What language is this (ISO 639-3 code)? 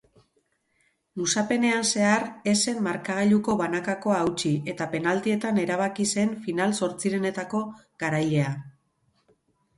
eus